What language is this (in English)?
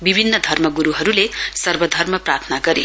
Nepali